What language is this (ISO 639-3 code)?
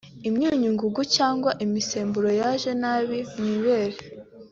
kin